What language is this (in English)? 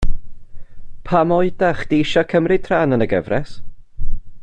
Welsh